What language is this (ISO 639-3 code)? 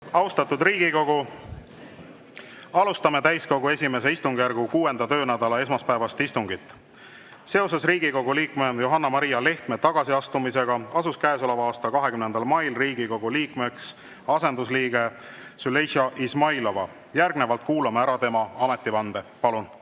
est